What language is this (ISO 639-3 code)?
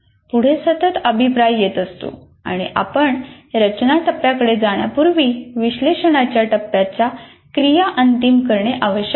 mar